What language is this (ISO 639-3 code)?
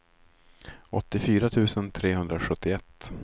swe